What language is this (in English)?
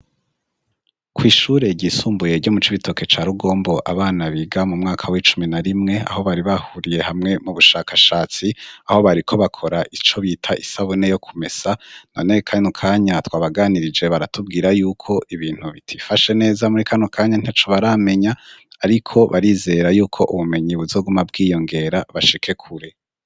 Rundi